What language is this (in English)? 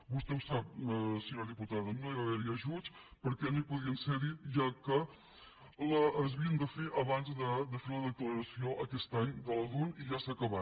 Catalan